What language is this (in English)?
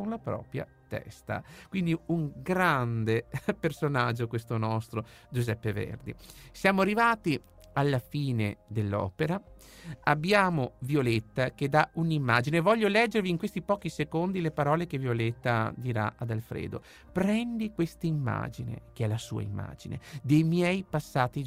Italian